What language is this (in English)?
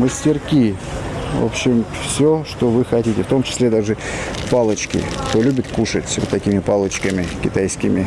Russian